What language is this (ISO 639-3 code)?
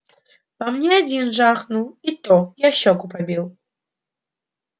rus